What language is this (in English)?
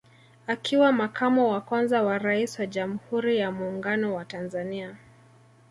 Swahili